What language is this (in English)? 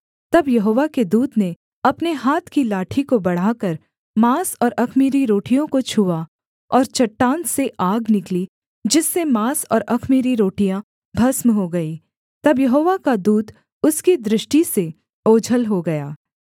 Hindi